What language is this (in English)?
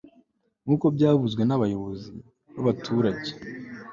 Kinyarwanda